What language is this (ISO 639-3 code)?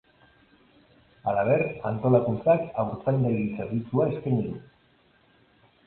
eus